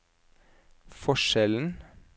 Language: Norwegian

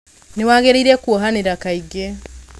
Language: Kikuyu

